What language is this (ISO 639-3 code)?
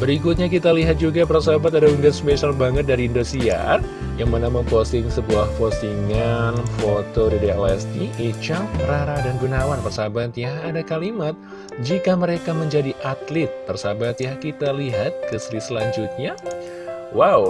ind